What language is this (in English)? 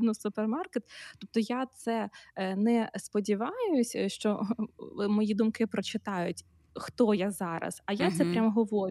Ukrainian